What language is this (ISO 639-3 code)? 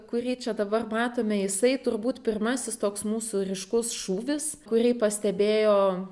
lit